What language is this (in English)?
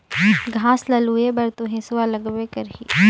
Chhattisgarhi